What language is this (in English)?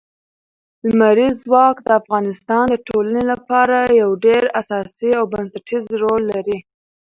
Pashto